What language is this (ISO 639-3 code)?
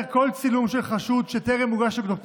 heb